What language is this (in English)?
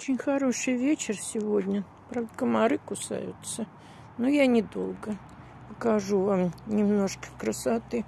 Russian